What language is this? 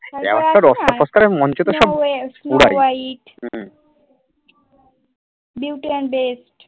Bangla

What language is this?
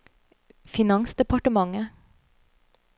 Norwegian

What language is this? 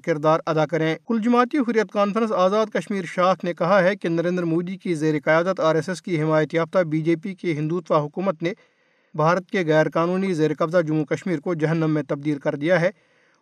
Urdu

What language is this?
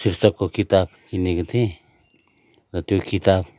Nepali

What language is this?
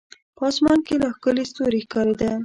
Pashto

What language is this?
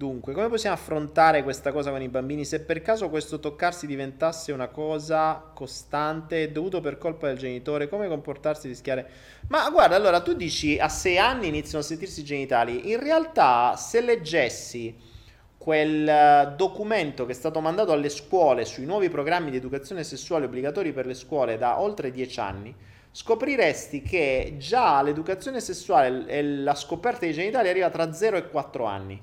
Italian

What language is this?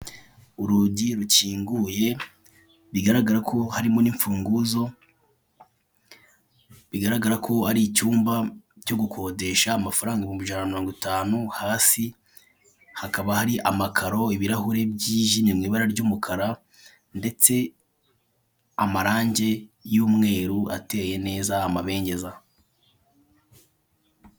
Kinyarwanda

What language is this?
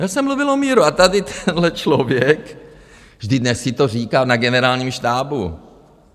Czech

